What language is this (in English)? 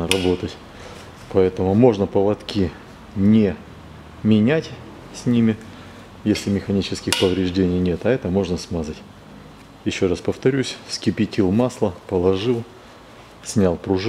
Russian